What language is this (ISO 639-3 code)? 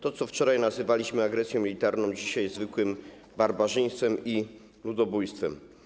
pol